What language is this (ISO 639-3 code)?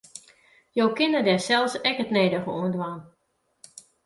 fry